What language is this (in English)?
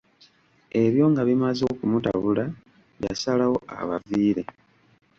Ganda